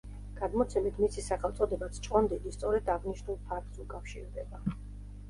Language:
Georgian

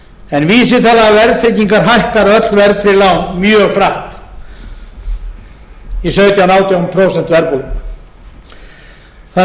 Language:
Icelandic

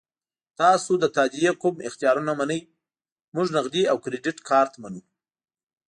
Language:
Pashto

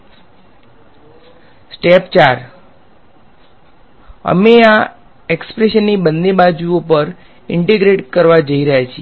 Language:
Gujarati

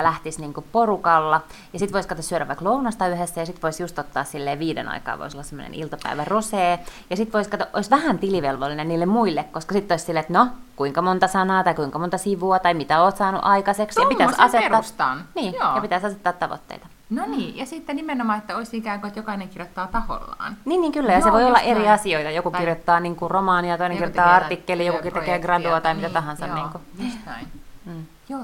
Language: Finnish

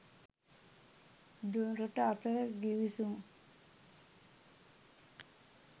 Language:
Sinhala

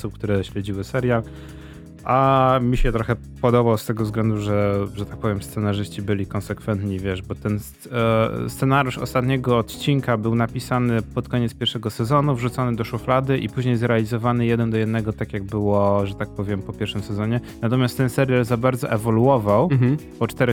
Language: Polish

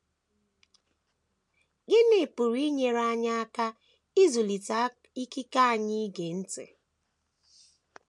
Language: Igbo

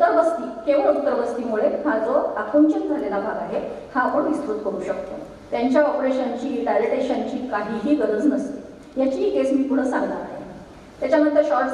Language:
Romanian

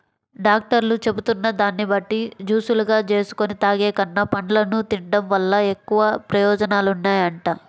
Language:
Telugu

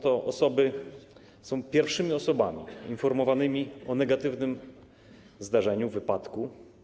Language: Polish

